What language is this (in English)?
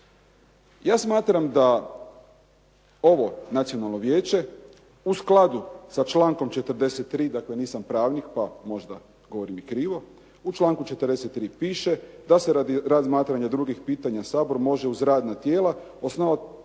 Croatian